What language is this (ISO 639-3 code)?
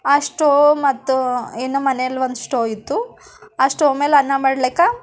kan